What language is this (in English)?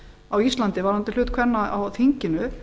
Icelandic